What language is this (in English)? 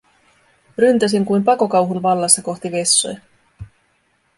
Finnish